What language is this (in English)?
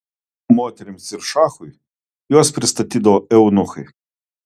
Lithuanian